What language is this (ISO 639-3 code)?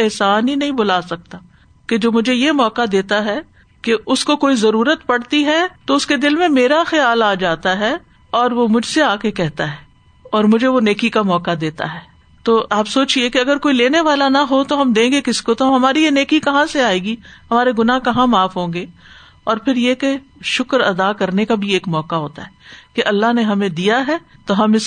urd